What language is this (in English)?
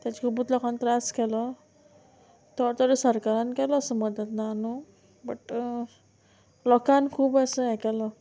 Konkani